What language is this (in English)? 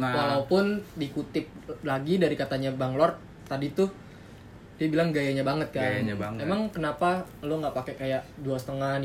Indonesian